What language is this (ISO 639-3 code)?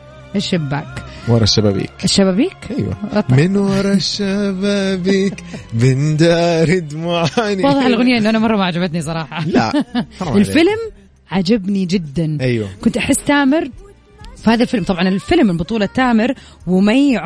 ara